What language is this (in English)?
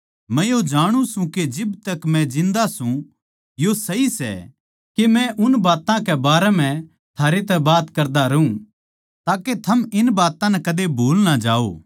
Haryanvi